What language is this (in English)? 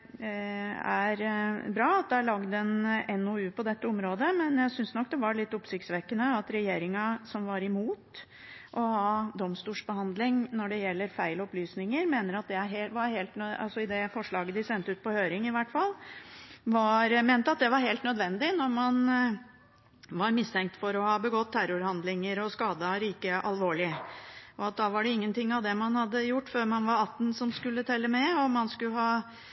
Norwegian Bokmål